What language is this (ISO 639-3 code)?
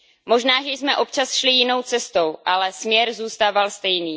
ces